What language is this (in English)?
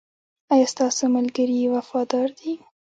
Pashto